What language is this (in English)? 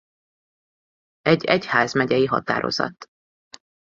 Hungarian